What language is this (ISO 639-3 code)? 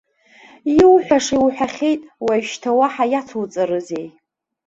abk